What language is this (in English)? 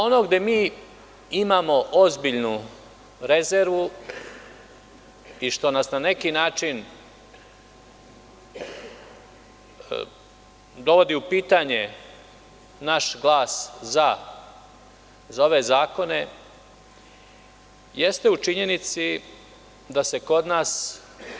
Serbian